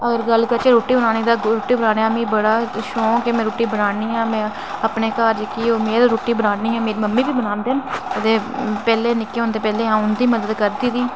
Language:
Dogri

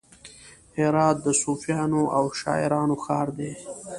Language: Pashto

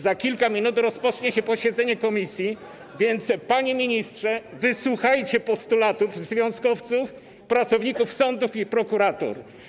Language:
Polish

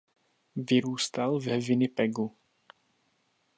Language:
Czech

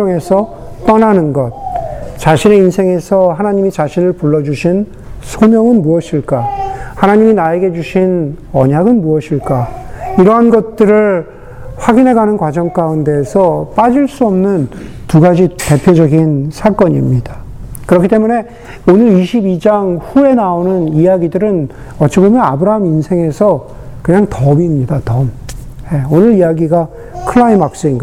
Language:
Korean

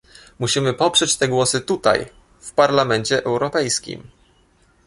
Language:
Polish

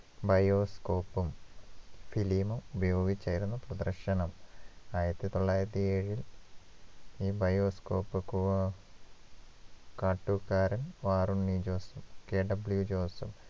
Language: Malayalam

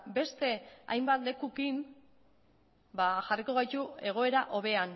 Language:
Basque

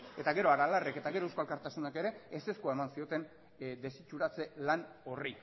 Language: Basque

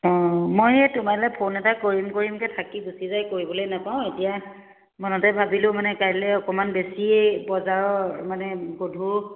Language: Assamese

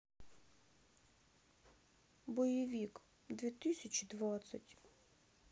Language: Russian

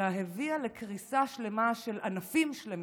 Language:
Hebrew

